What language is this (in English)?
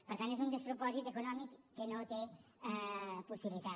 Catalan